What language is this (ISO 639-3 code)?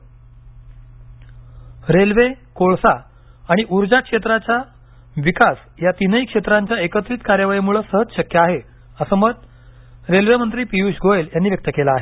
mar